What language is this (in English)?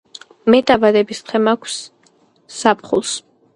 Georgian